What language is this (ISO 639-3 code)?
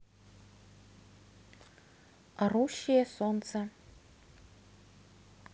rus